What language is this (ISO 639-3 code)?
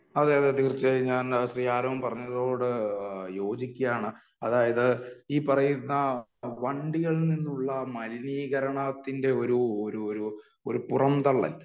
mal